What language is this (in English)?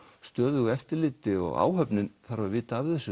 Icelandic